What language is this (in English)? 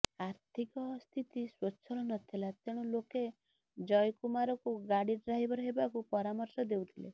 Odia